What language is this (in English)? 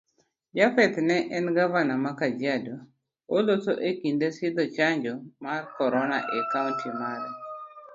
Luo (Kenya and Tanzania)